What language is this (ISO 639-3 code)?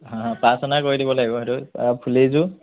asm